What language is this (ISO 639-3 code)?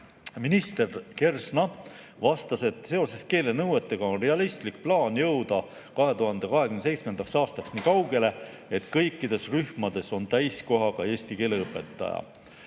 est